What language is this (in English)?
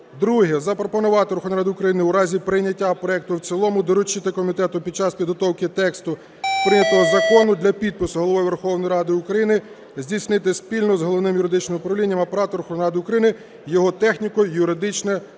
Ukrainian